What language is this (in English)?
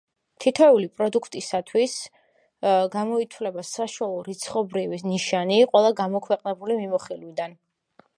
Georgian